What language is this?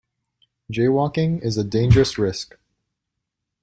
English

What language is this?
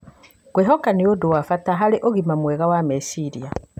Kikuyu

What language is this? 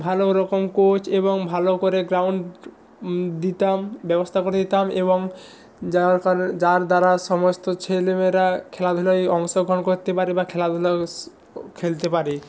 Bangla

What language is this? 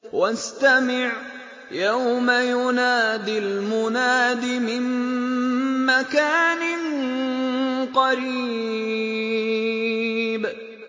Arabic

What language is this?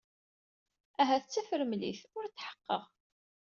Kabyle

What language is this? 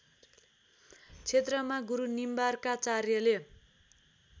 Nepali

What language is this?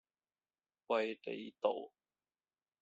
Cantonese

